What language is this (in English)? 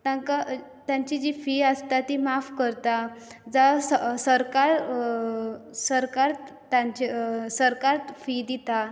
Konkani